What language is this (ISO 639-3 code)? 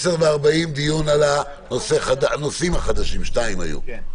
heb